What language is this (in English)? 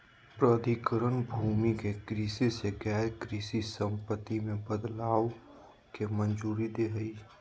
Magahi